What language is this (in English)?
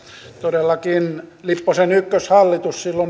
Finnish